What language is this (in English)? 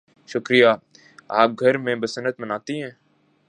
Urdu